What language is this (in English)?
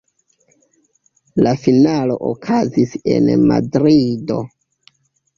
Esperanto